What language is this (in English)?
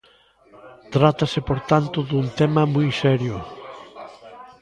Galician